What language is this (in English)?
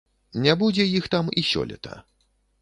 Belarusian